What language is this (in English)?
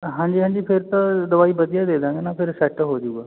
Punjabi